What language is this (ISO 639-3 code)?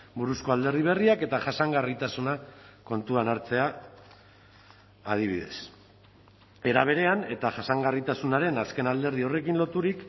eus